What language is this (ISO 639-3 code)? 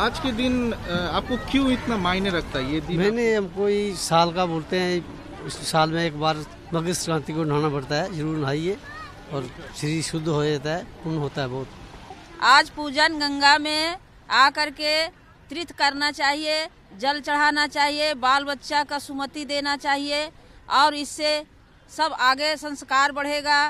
hin